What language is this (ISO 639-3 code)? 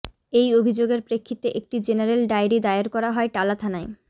ben